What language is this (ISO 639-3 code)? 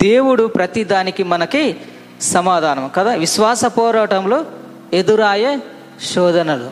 tel